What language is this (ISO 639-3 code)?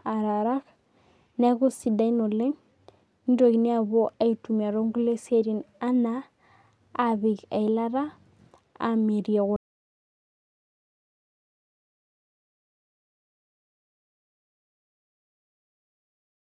mas